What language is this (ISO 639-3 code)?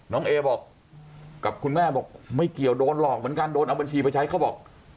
tha